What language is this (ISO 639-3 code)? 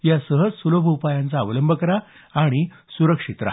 mar